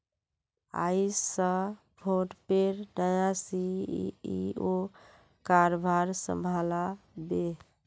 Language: Magahi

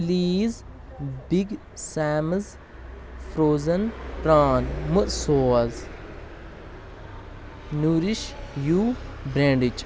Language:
Kashmiri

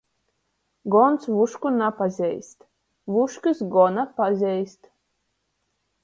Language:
Latgalian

